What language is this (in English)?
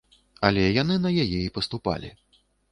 Belarusian